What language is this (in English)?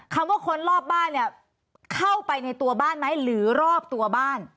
Thai